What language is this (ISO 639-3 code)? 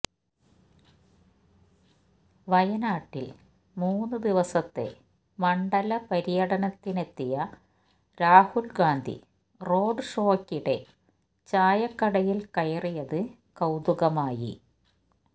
mal